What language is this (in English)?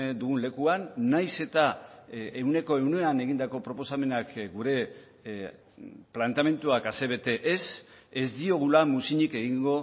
Basque